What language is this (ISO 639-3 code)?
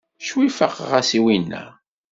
kab